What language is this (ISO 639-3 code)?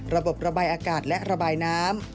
tha